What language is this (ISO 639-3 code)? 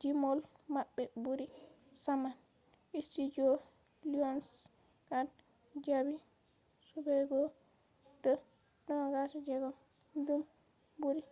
ful